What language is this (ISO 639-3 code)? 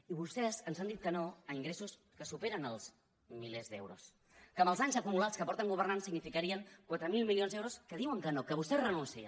cat